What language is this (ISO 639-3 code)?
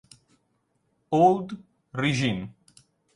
ita